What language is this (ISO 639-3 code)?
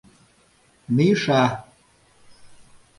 chm